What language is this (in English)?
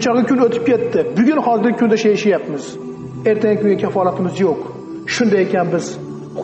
Uzbek